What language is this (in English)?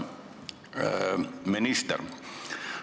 Estonian